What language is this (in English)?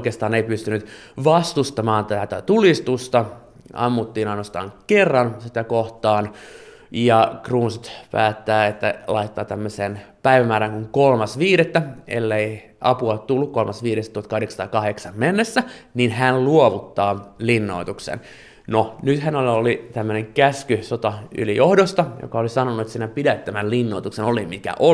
Finnish